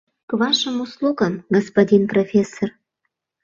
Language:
Mari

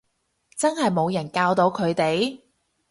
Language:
Cantonese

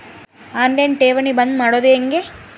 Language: Kannada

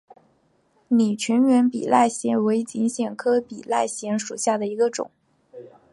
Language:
Chinese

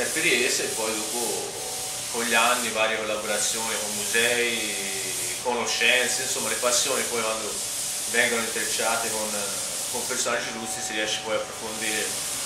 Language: Italian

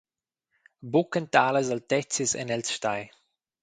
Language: Romansh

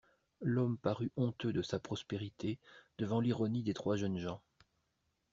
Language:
French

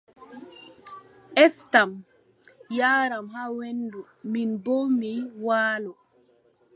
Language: Adamawa Fulfulde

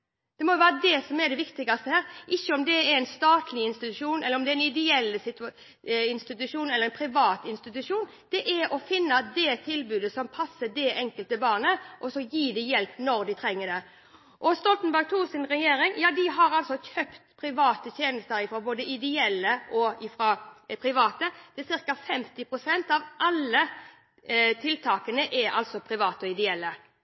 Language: Norwegian Bokmål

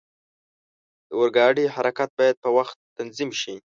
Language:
Pashto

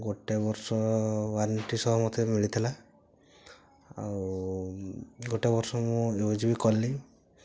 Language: Odia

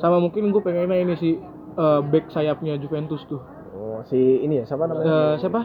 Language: Indonesian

